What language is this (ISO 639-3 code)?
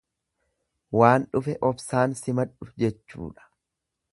orm